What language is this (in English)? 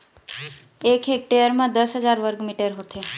Chhattisgarhi